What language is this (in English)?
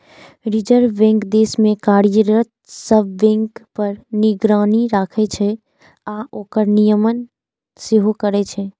Maithili